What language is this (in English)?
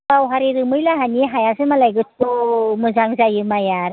Bodo